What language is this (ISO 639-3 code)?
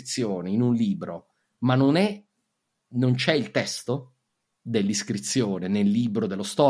ita